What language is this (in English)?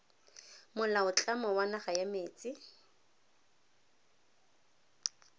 Tswana